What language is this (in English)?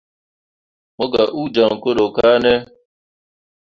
Mundang